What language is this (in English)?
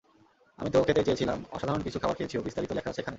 Bangla